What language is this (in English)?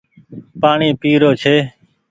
Goaria